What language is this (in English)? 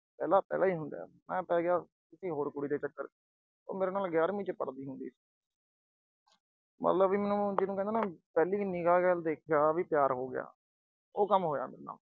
Punjabi